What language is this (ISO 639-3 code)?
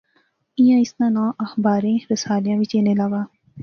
phr